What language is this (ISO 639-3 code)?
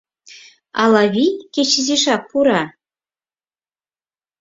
chm